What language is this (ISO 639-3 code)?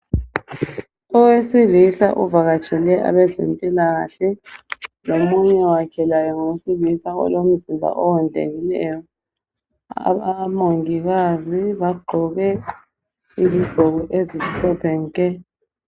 nde